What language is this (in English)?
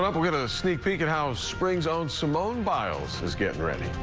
English